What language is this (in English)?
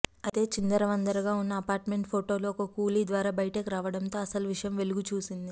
Telugu